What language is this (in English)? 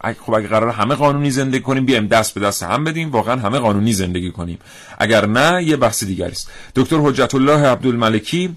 Persian